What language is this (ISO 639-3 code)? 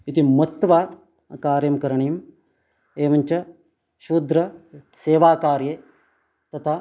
san